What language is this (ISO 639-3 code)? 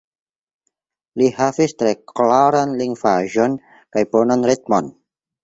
epo